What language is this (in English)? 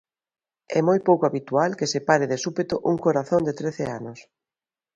Galician